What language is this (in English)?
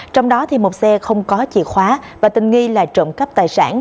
Vietnamese